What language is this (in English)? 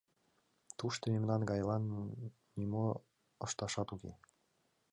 Mari